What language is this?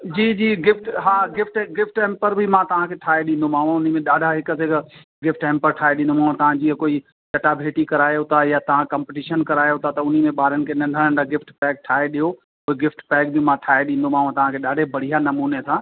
Sindhi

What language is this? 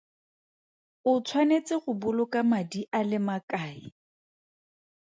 Tswana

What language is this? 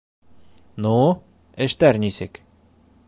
Bashkir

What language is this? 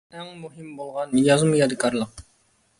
Uyghur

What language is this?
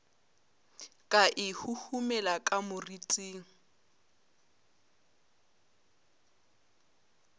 Northern Sotho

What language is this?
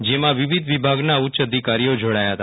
Gujarati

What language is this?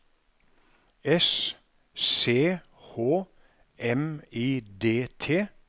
Norwegian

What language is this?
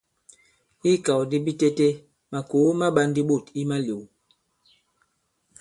Bankon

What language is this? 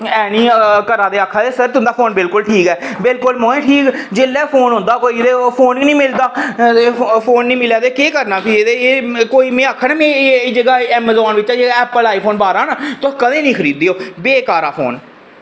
Dogri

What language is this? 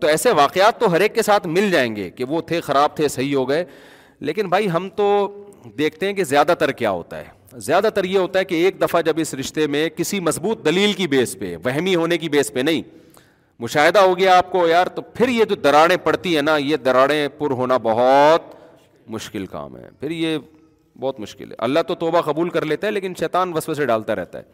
Urdu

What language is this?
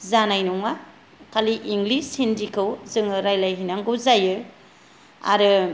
Bodo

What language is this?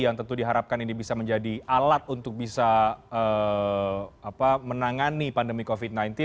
Indonesian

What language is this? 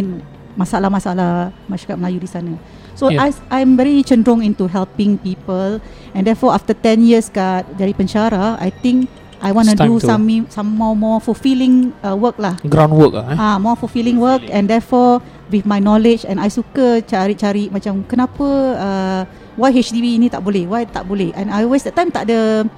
Malay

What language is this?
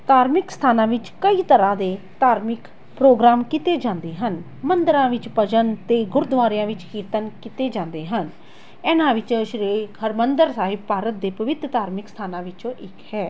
Punjabi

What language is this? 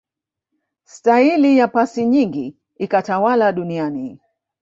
Swahili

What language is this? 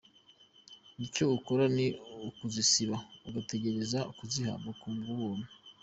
Kinyarwanda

